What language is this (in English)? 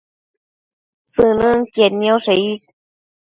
Matsés